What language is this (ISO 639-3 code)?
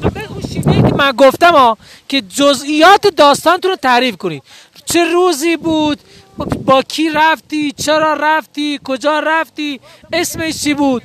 fas